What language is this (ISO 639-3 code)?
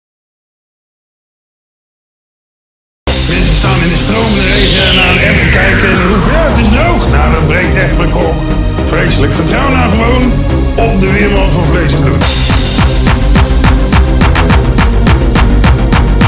nld